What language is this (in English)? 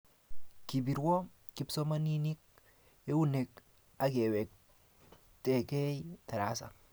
Kalenjin